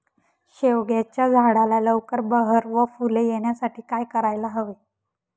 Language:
Marathi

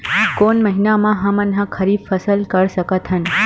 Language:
Chhattisgarhi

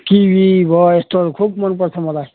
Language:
Nepali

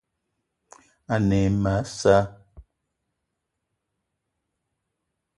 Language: Eton (Cameroon)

